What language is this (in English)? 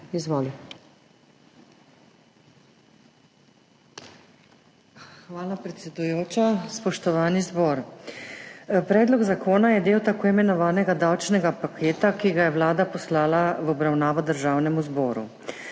Slovenian